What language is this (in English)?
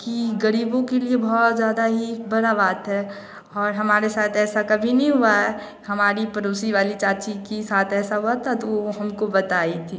Hindi